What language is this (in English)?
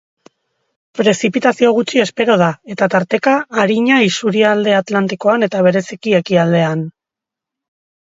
Basque